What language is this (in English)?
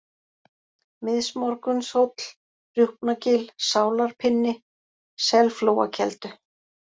Icelandic